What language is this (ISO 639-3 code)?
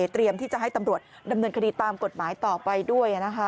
tha